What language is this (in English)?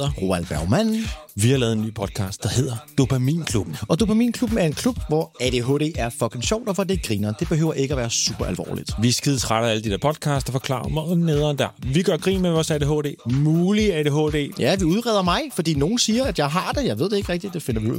Swedish